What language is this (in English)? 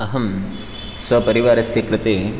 Sanskrit